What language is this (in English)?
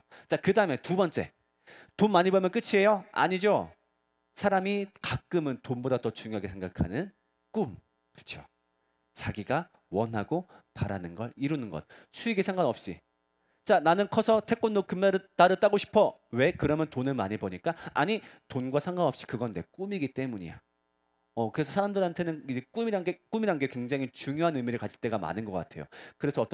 Korean